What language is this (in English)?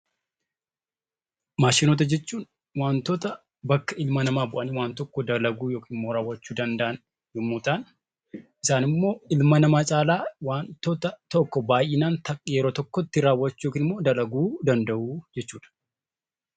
Oromo